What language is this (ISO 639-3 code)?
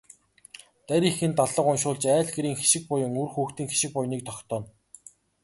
mon